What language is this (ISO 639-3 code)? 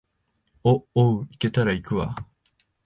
jpn